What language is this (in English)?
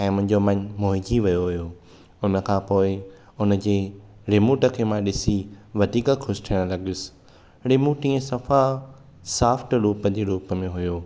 Sindhi